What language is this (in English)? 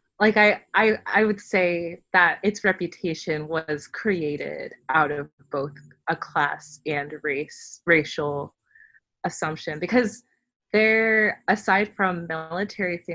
English